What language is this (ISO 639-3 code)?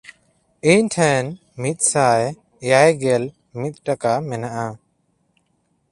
sat